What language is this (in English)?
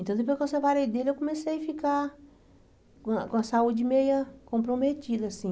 Portuguese